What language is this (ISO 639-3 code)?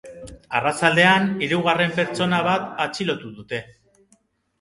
eus